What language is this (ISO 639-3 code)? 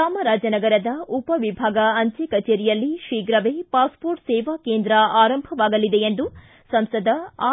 kan